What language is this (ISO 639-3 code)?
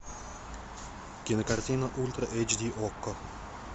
rus